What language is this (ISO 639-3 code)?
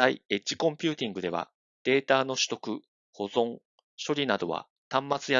jpn